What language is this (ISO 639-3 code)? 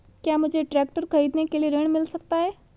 hin